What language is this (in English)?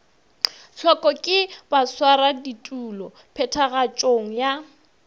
Northern Sotho